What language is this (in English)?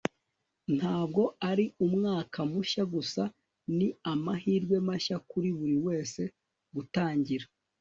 Kinyarwanda